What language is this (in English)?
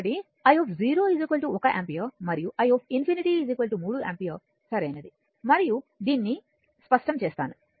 Telugu